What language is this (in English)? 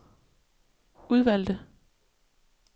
Danish